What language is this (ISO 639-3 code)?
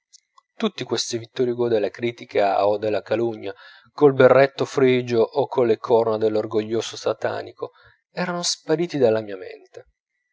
ita